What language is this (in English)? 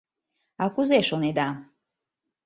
Mari